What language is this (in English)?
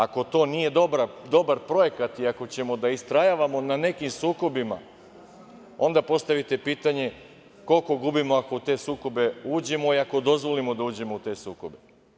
Serbian